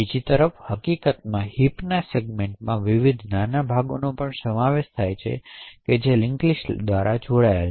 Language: Gujarati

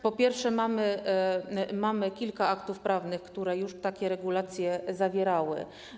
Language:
Polish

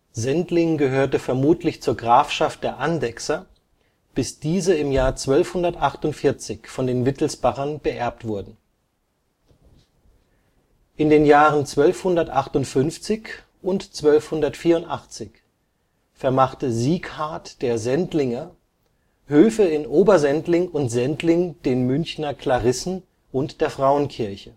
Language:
German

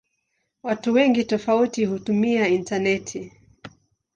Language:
Swahili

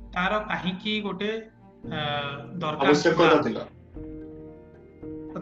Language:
Hindi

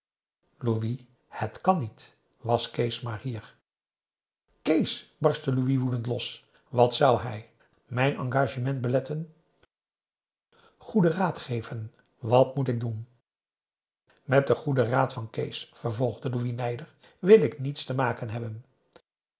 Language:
Dutch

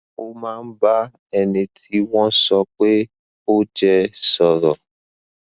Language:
Yoruba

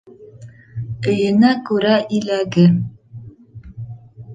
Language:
Bashkir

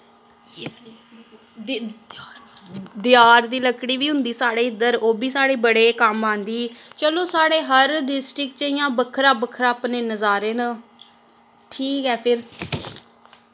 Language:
Dogri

